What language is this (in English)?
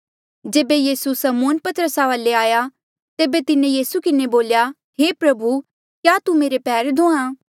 Mandeali